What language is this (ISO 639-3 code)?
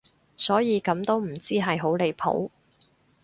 yue